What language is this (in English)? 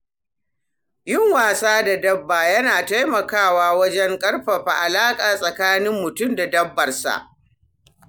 Hausa